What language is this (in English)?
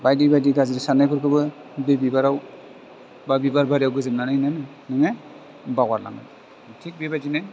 Bodo